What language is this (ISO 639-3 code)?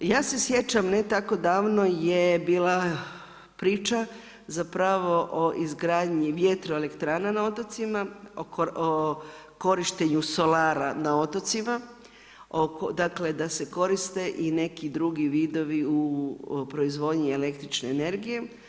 hrv